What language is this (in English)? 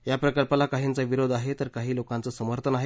Marathi